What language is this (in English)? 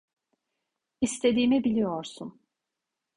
Turkish